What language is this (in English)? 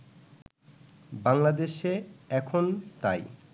Bangla